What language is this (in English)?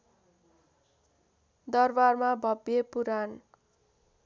Nepali